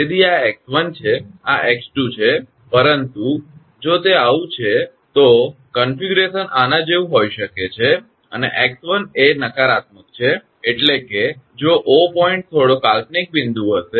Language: Gujarati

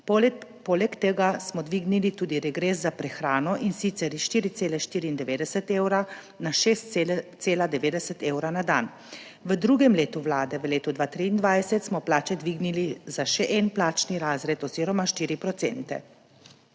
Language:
Slovenian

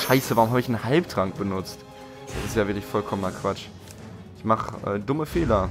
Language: German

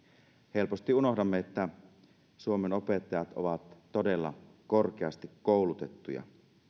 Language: Finnish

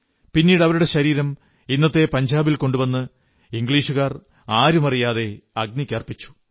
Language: Malayalam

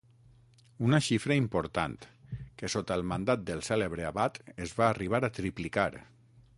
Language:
Catalan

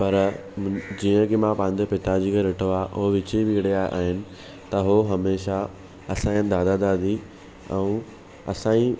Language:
Sindhi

